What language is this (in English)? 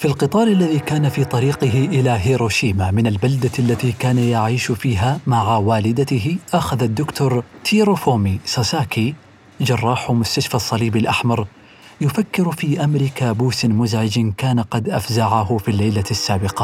Arabic